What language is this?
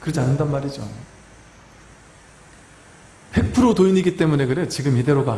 Korean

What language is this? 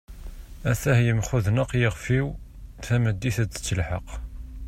Kabyle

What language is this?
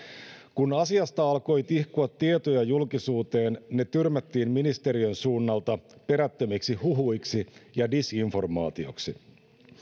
Finnish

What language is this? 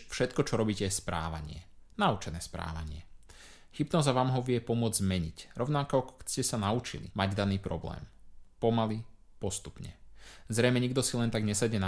Slovak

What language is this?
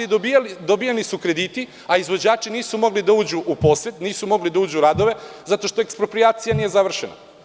Serbian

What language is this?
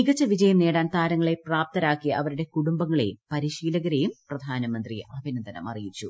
Malayalam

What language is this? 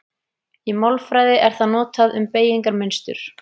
Icelandic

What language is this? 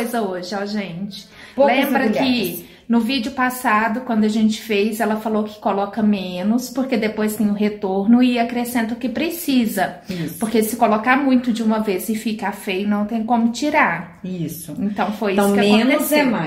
Portuguese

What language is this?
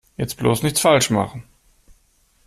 German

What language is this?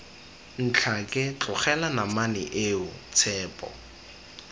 Tswana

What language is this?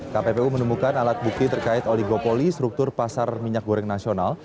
Indonesian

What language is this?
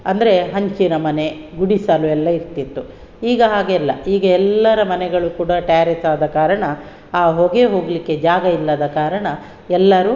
Kannada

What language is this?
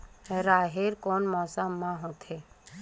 Chhattisgarhi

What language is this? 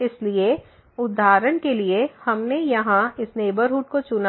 Hindi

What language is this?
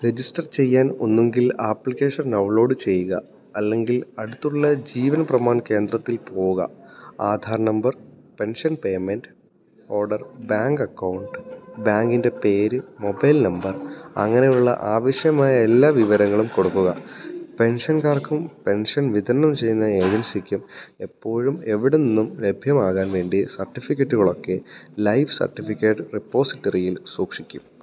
Malayalam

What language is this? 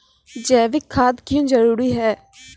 Maithili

